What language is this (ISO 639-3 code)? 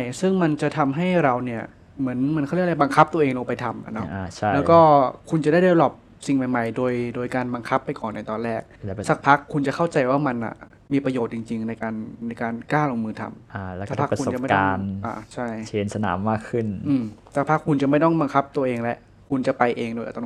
tha